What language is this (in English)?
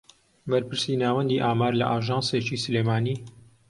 Central Kurdish